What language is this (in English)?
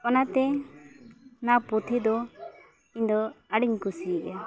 Santali